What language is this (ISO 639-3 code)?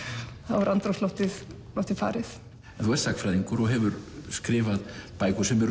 isl